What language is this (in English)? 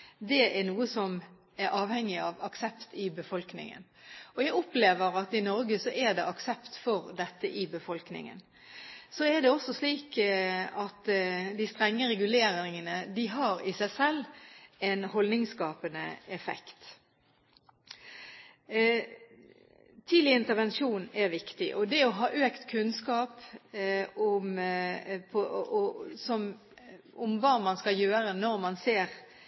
Norwegian Bokmål